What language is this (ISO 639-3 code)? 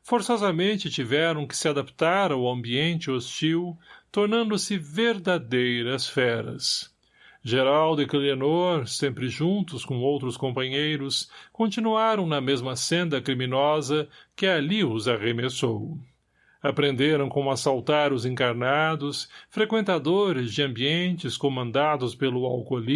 por